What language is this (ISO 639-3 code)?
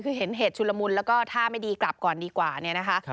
tha